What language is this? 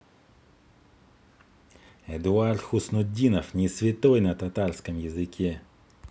Russian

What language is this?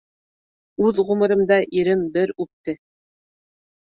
Bashkir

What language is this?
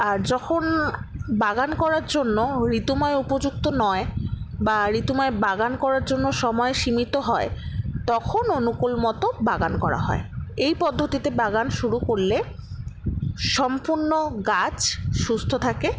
Bangla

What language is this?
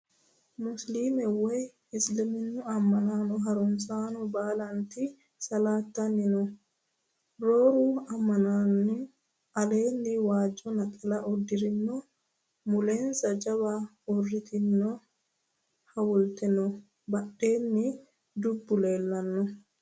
Sidamo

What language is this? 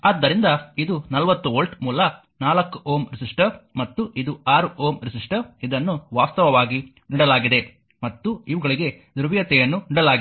Kannada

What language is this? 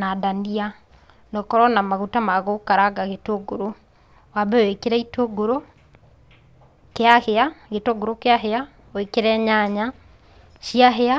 Kikuyu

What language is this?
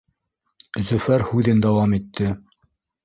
Bashkir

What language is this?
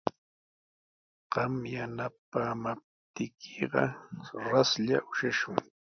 Sihuas Ancash Quechua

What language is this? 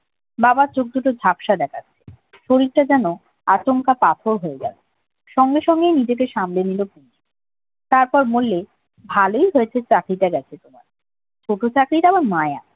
Bangla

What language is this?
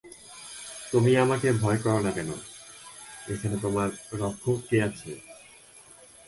Bangla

